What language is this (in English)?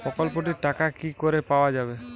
Bangla